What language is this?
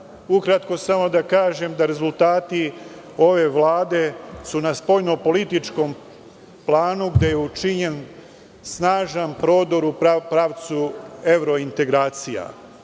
Serbian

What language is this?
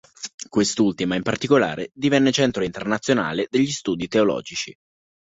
Italian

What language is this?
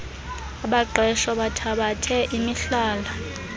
Xhosa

